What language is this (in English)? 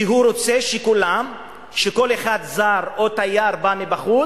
Hebrew